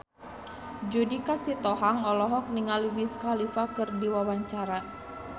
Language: Sundanese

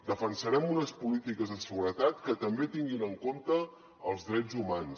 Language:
Catalan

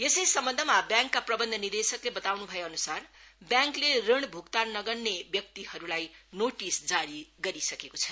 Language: Nepali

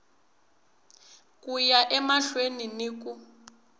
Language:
Tsonga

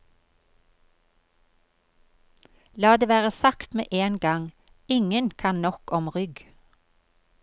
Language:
Norwegian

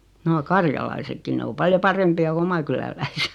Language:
Finnish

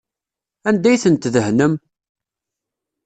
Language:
Kabyle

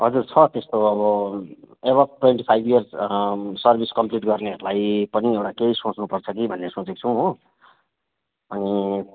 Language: Nepali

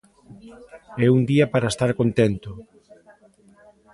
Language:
Galician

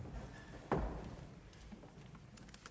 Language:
Danish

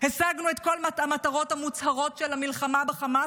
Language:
Hebrew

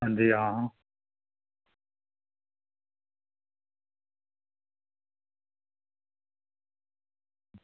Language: Dogri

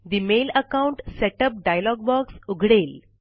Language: Marathi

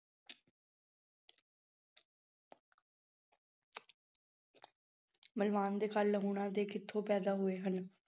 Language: Punjabi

